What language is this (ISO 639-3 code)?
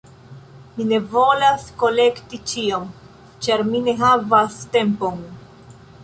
epo